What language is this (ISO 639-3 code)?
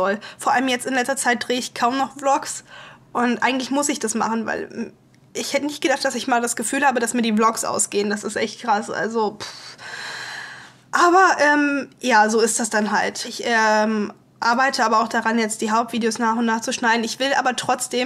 deu